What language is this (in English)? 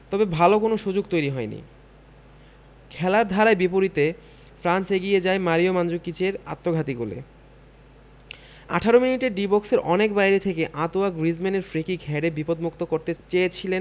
Bangla